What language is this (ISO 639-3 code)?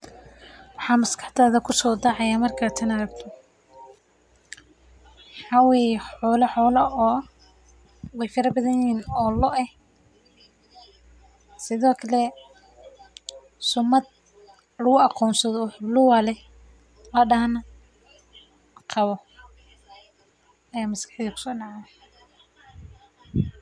som